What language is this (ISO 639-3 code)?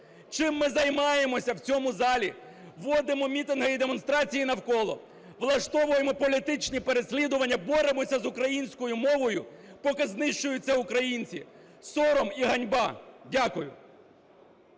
ukr